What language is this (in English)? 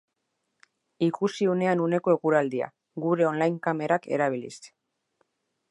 Basque